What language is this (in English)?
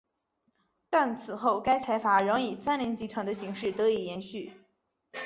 Chinese